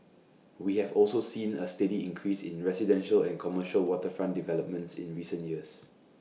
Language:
English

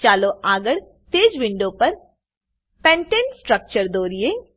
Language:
Gujarati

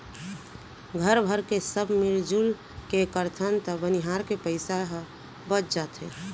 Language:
Chhattisgarhi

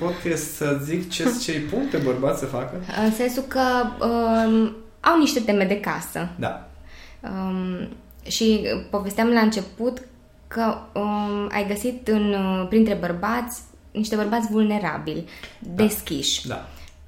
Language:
Romanian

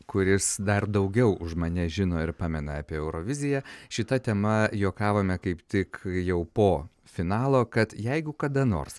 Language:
Lithuanian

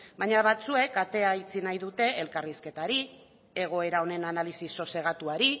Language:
Basque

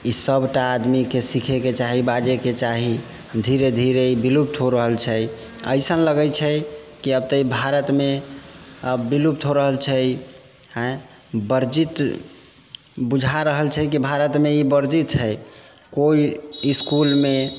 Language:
Maithili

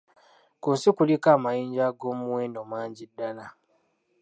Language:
Ganda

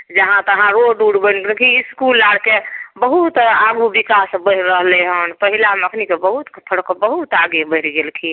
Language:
Maithili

